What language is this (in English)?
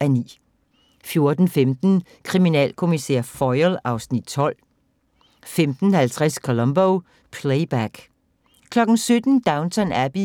Danish